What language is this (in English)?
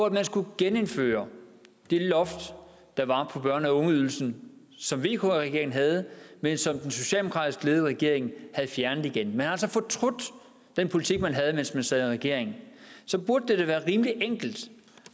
Danish